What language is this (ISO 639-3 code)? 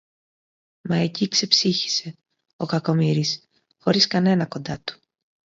ell